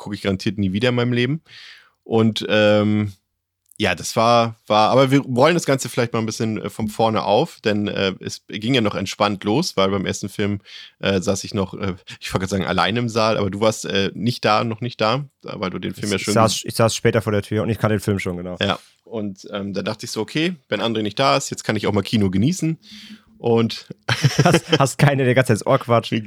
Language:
German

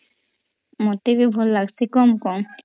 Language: Odia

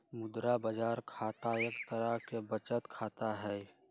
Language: Magahi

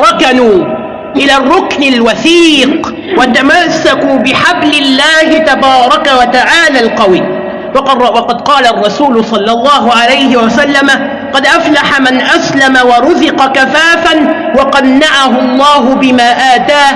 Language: Arabic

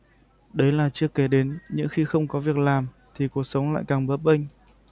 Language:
Vietnamese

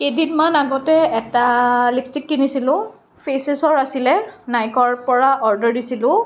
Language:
Assamese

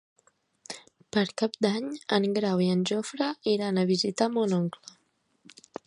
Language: Catalan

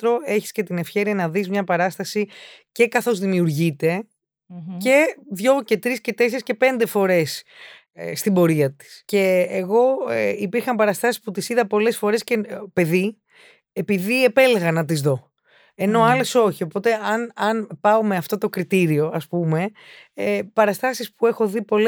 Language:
Greek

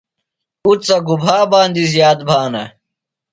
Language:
Phalura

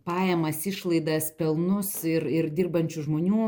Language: Lithuanian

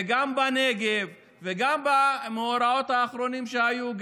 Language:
Hebrew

